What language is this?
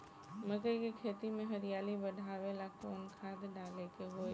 Bhojpuri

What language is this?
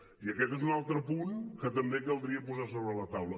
Catalan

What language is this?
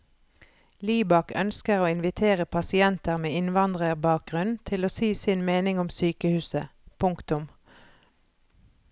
Norwegian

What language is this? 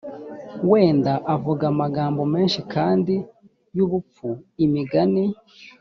Kinyarwanda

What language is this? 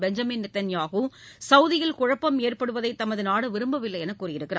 Tamil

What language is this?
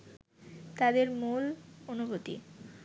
Bangla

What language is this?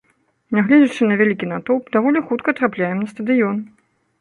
Belarusian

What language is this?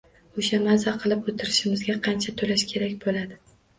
Uzbek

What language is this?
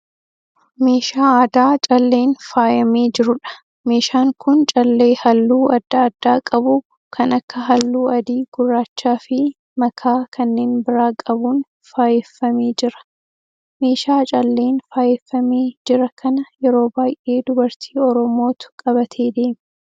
Oromo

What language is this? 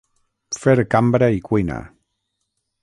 Catalan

